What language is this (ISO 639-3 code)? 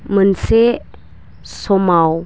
brx